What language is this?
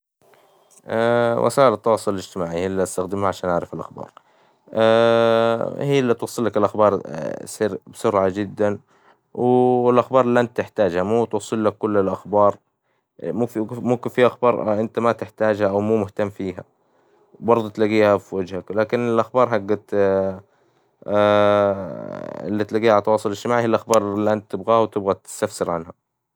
Hijazi Arabic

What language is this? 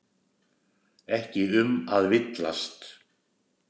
Icelandic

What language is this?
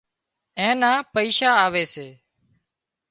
Wadiyara Koli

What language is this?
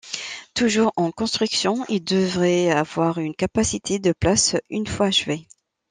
French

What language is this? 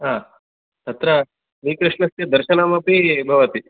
Sanskrit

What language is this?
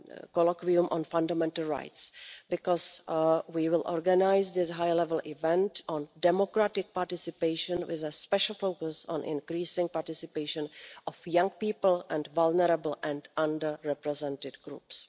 English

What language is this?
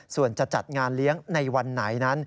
Thai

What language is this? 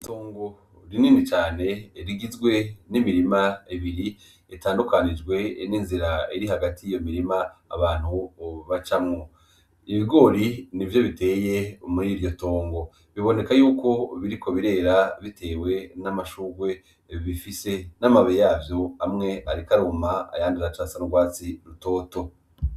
Rundi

